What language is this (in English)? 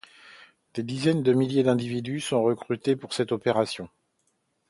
French